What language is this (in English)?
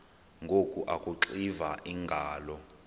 Xhosa